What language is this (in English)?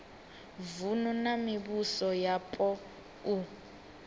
Venda